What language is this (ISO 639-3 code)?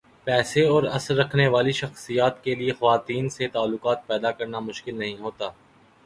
urd